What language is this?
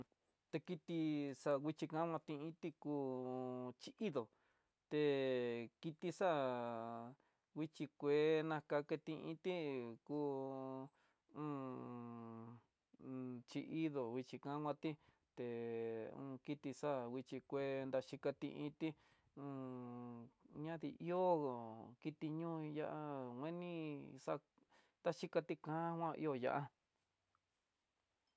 Tidaá Mixtec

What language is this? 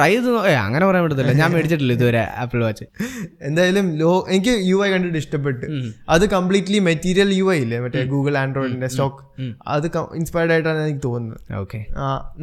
Malayalam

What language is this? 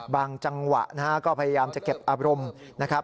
Thai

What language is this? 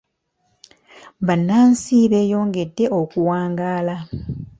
Ganda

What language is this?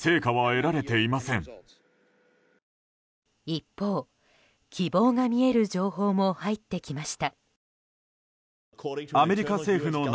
Japanese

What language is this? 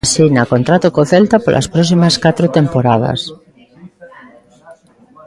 Galician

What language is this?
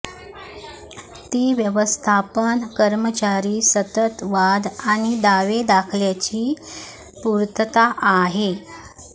Marathi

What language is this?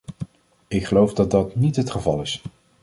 Dutch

